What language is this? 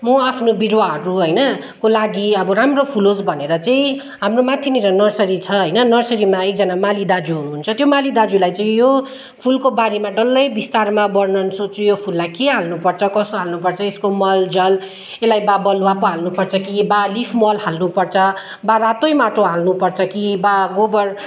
Nepali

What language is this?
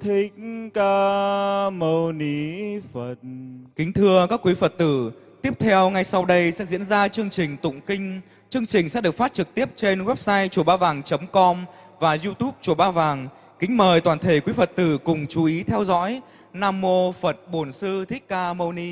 Vietnamese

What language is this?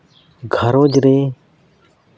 Santali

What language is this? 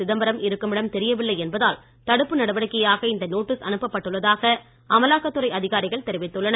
Tamil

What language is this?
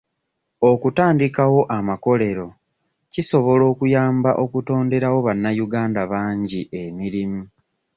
Ganda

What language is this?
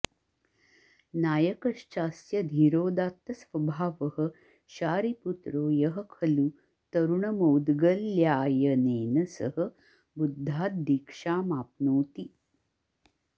Sanskrit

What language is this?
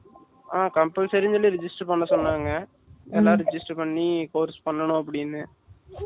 Tamil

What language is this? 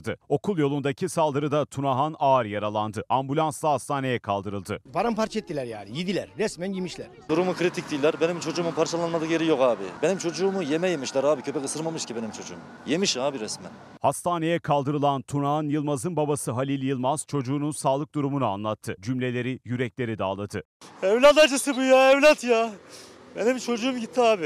Turkish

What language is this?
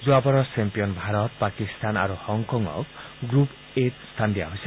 Assamese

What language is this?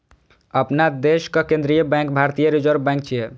Maithili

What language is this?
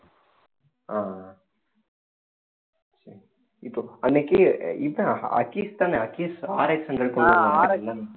Tamil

